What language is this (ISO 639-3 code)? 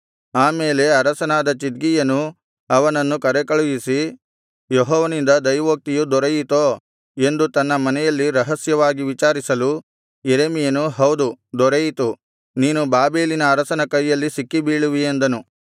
kan